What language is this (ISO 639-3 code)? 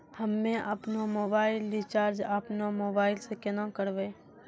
mai